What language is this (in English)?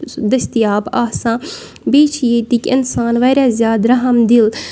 Kashmiri